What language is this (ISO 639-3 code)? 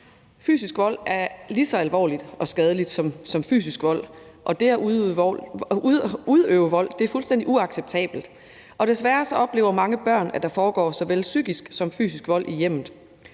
dan